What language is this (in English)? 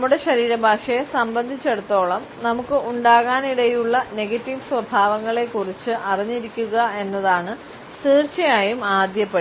Malayalam